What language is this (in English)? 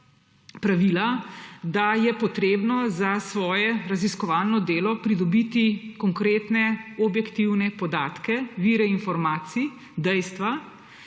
Slovenian